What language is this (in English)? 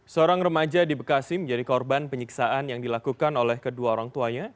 Indonesian